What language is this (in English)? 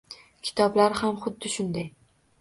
Uzbek